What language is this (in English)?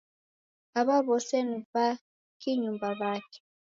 Taita